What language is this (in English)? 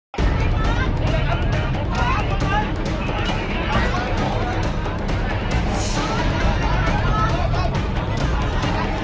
Thai